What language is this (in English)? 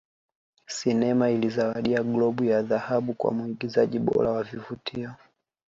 Swahili